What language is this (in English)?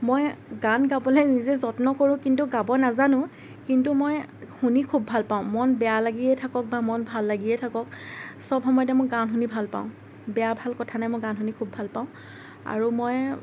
Assamese